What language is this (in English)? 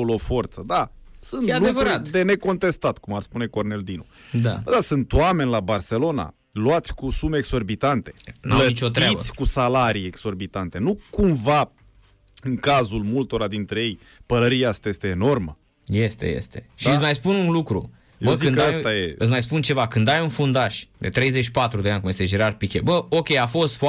Romanian